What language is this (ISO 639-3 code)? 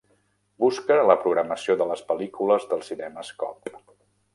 cat